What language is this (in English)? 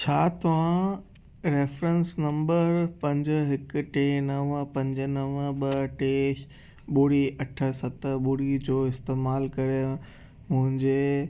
Sindhi